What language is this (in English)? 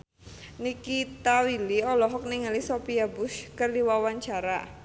Sundanese